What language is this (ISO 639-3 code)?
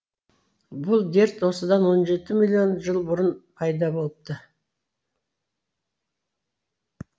kaz